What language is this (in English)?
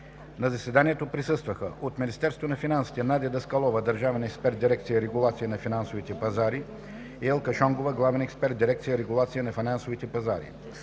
Bulgarian